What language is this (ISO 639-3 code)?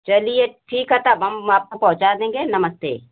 hin